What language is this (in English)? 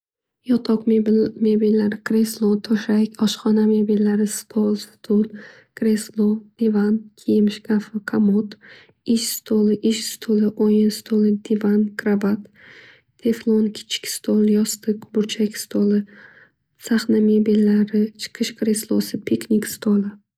Uzbek